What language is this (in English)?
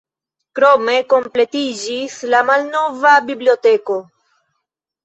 Esperanto